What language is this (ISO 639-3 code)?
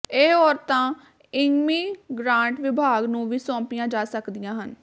pan